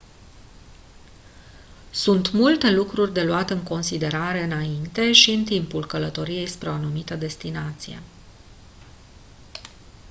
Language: Romanian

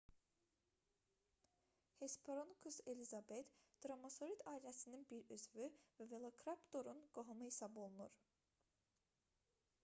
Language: Azerbaijani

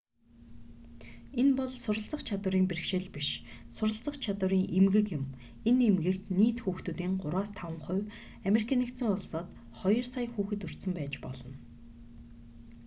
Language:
Mongolian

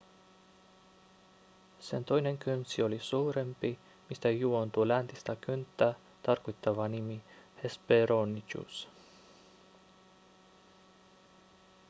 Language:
Finnish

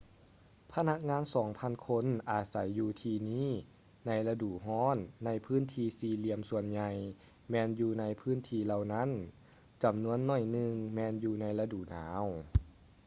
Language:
Lao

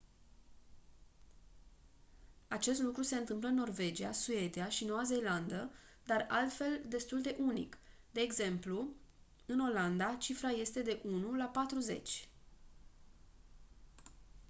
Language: Romanian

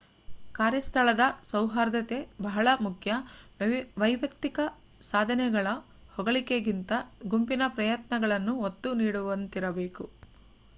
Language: Kannada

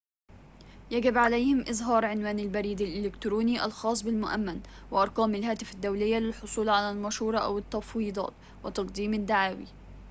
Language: Arabic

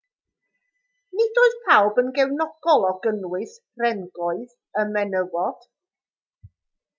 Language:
Welsh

